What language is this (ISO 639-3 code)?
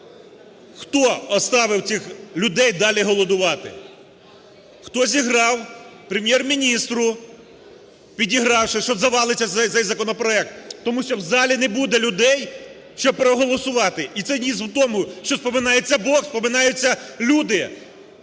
ukr